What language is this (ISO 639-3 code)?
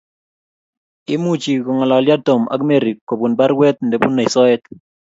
kln